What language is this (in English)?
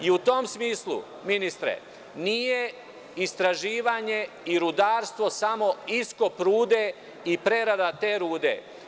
Serbian